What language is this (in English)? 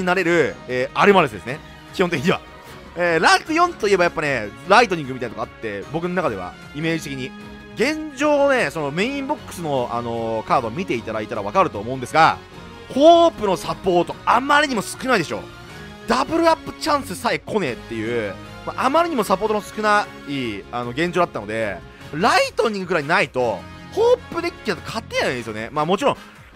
Japanese